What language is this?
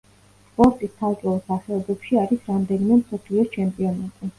Georgian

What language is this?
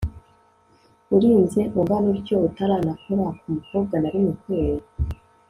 Kinyarwanda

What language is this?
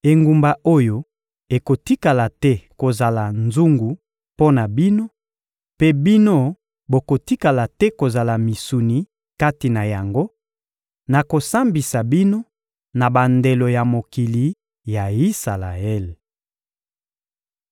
Lingala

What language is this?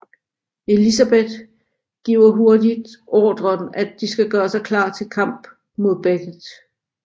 Danish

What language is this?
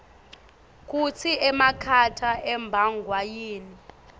Swati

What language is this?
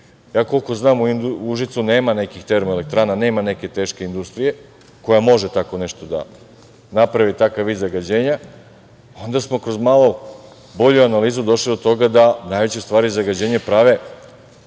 Serbian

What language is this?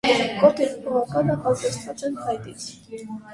Armenian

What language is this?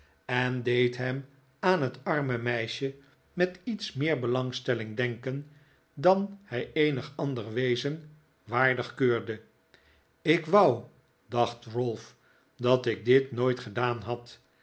Dutch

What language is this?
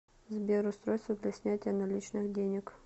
Russian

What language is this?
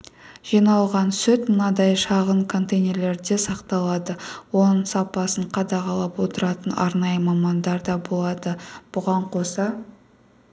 Kazakh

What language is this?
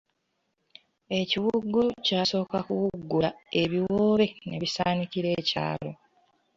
Ganda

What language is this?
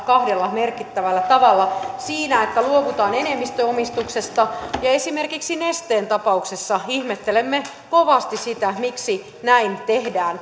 Finnish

